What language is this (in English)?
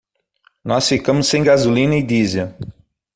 Portuguese